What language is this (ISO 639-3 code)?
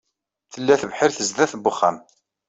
kab